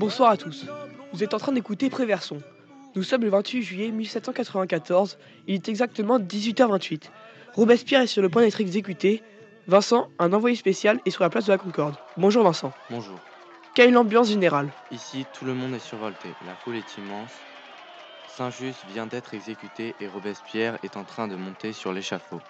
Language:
French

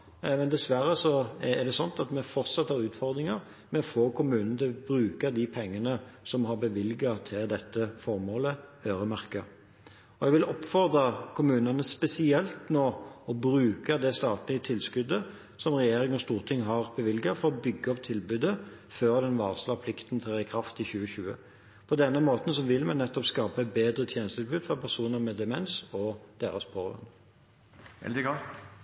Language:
Norwegian Bokmål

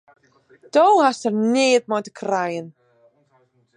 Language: Western Frisian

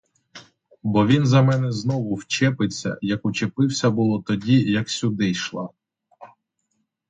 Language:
Ukrainian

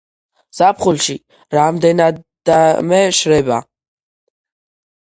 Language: Georgian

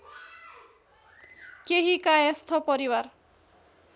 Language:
Nepali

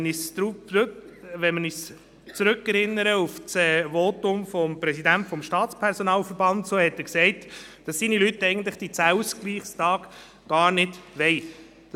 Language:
Swiss German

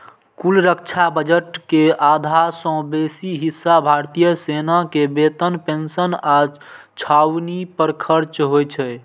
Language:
Maithili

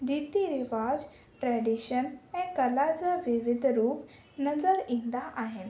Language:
Sindhi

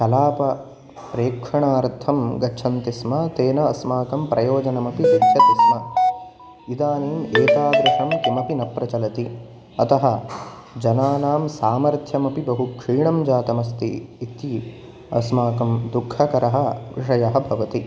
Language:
Sanskrit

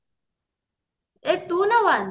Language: Odia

